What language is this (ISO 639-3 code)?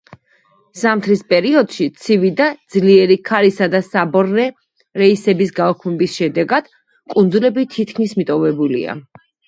kat